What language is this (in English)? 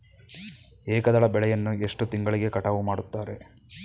Kannada